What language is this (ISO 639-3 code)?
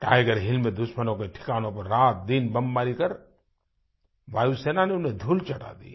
hin